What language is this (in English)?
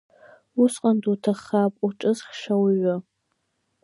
Abkhazian